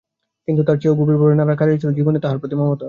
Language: Bangla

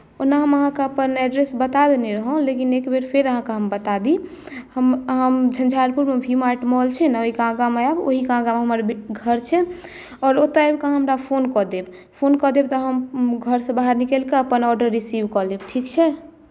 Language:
Maithili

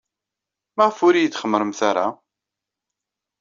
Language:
Kabyle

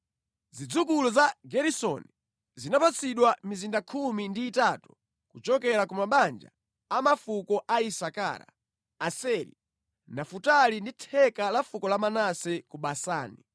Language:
Nyanja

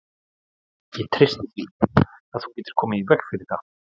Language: Icelandic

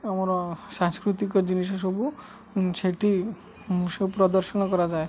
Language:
Odia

